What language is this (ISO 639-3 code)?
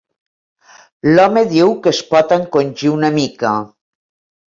cat